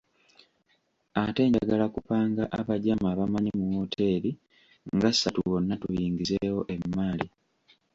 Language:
Ganda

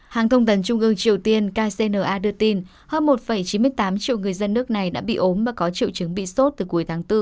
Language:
Vietnamese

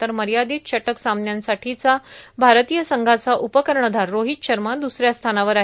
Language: Marathi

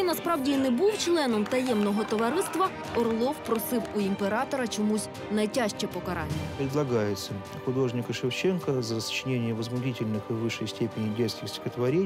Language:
Ukrainian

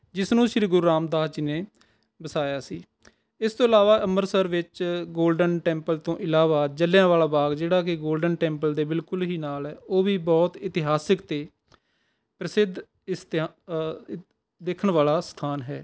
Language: Punjabi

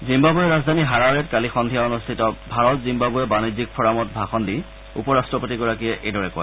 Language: Assamese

